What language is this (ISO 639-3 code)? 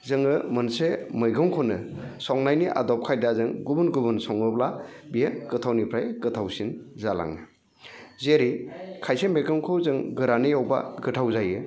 brx